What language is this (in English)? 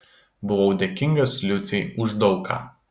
Lithuanian